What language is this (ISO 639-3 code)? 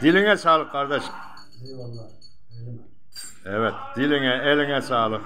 tur